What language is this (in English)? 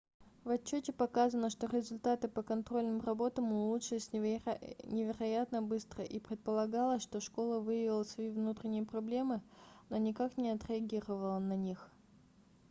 Russian